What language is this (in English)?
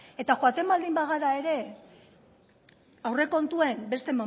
Basque